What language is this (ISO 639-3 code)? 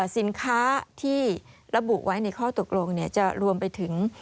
tha